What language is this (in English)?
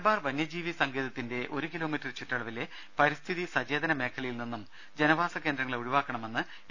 Malayalam